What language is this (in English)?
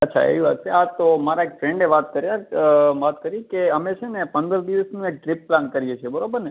Gujarati